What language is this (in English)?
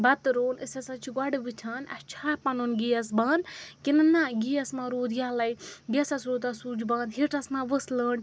Kashmiri